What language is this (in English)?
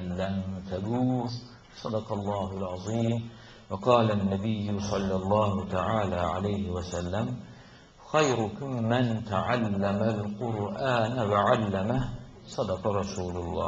Turkish